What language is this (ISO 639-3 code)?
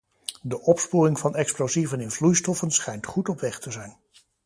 nld